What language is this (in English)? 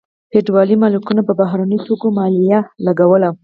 Pashto